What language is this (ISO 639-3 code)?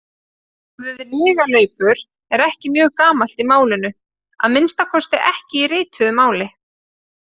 isl